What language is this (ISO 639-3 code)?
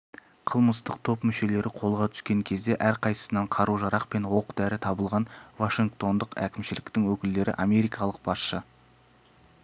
kaz